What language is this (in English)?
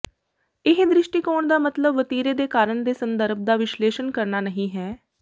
Punjabi